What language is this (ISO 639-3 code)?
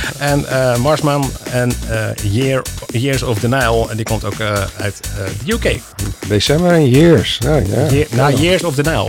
nld